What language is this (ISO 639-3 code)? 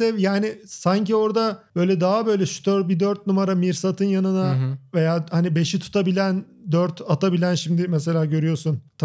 tur